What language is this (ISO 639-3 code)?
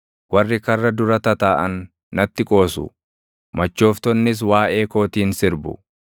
orm